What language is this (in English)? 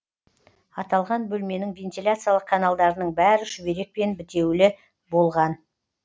Kazakh